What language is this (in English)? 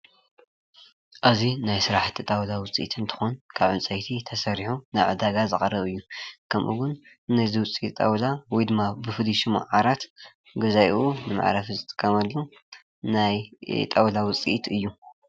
Tigrinya